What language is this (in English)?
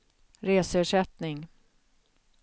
Swedish